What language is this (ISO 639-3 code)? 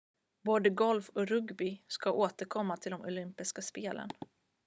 swe